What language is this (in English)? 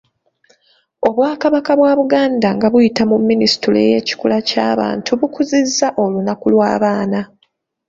Ganda